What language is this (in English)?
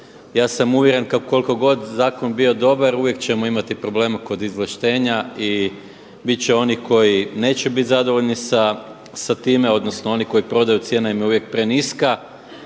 Croatian